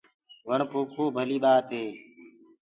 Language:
Gurgula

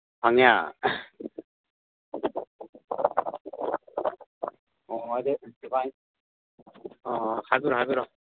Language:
Manipuri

